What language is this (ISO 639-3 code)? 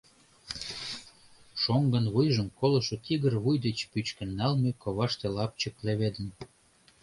chm